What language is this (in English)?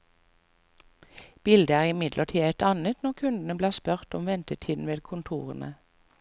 Norwegian